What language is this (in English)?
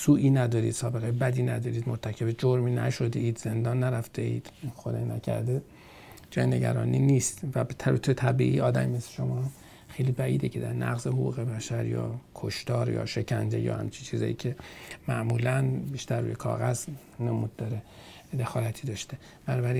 Persian